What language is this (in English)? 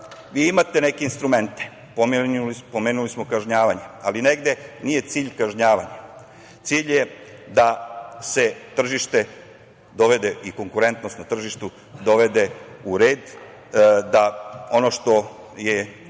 Serbian